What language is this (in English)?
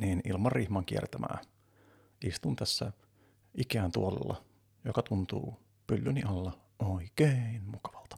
Finnish